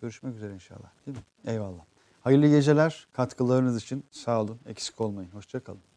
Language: Turkish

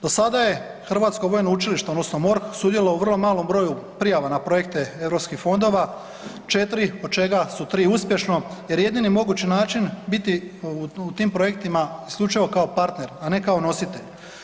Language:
Croatian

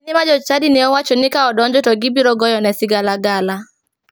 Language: Luo (Kenya and Tanzania)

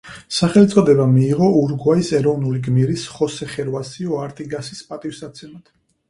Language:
Georgian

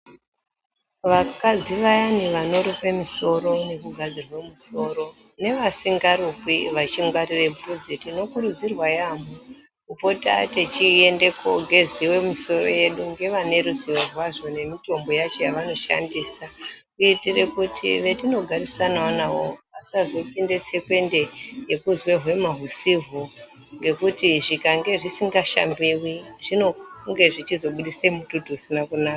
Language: Ndau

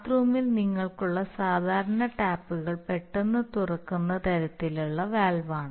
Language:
Malayalam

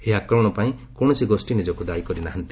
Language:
Odia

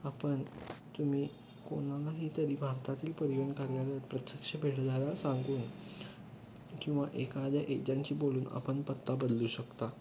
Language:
Marathi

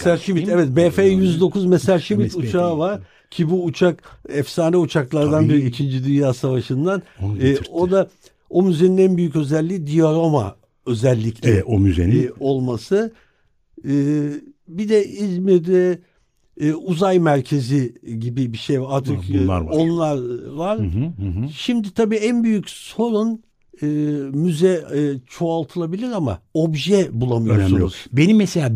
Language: Turkish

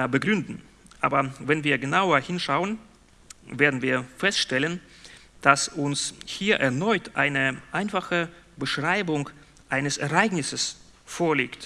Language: German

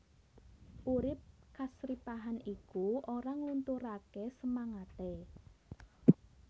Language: Javanese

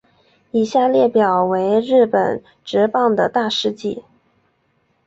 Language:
Chinese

